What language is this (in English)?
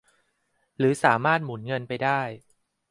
Thai